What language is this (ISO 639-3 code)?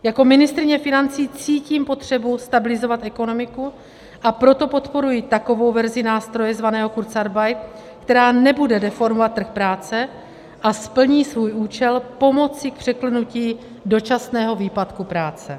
ces